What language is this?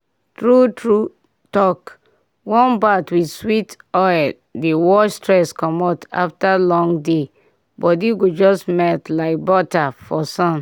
Nigerian Pidgin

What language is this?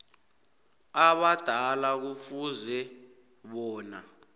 South Ndebele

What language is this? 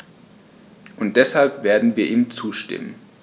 German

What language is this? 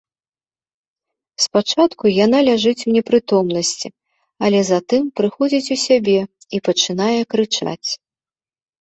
Belarusian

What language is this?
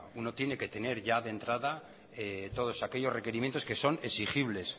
Spanish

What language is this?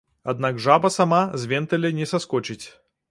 Belarusian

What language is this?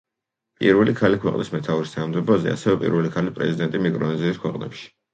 Georgian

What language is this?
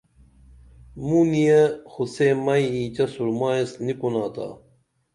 Dameli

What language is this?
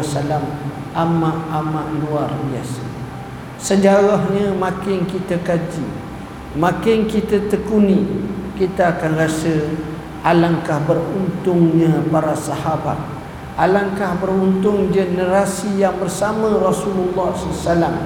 Malay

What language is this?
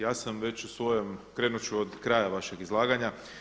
Croatian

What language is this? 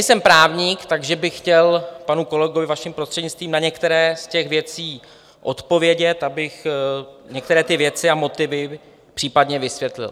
Czech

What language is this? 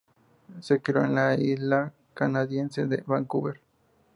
Spanish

